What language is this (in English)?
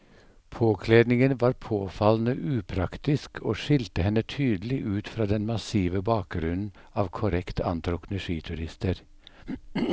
Norwegian